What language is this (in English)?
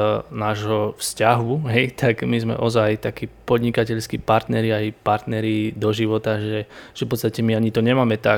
Slovak